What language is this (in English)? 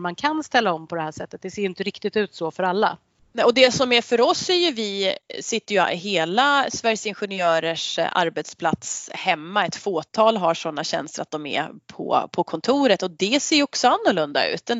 Swedish